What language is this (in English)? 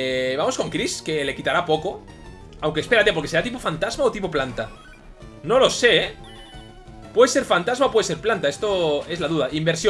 Spanish